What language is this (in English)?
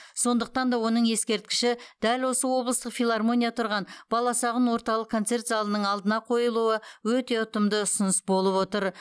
Kazakh